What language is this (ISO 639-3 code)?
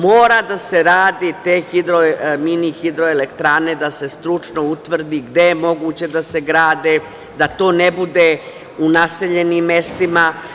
srp